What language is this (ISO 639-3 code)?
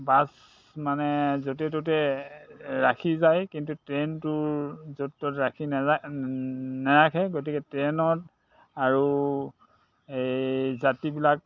asm